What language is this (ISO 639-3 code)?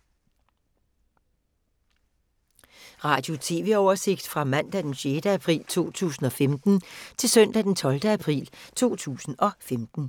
dan